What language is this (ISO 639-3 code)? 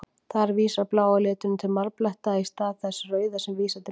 isl